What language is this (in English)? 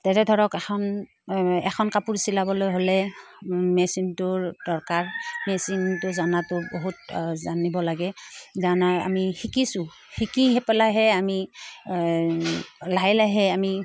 Assamese